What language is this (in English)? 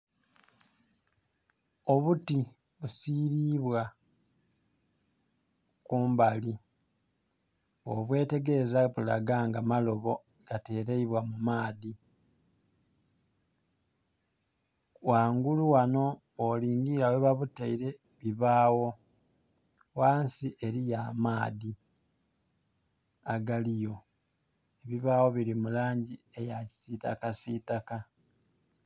Soga